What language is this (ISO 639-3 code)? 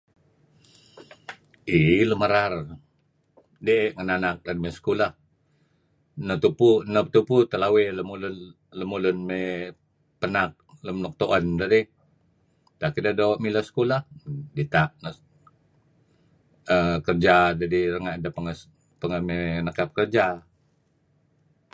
kzi